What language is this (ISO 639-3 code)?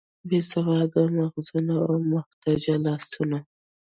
pus